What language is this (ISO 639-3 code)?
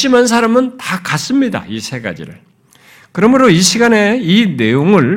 kor